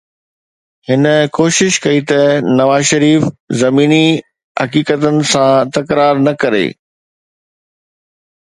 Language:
Sindhi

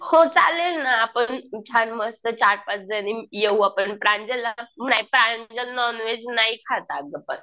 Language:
Marathi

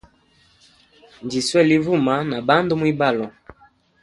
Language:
Hemba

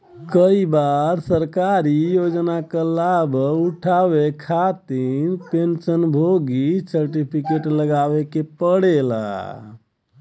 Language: Bhojpuri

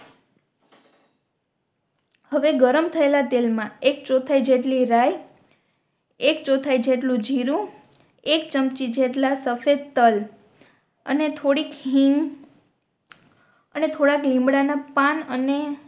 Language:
Gujarati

